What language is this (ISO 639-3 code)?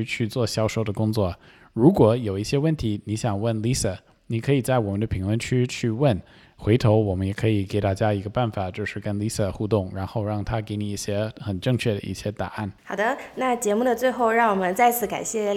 zho